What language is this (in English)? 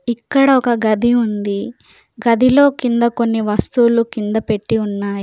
Telugu